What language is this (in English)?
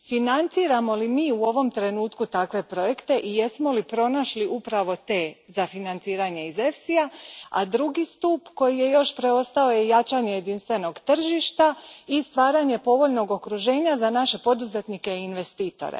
Croatian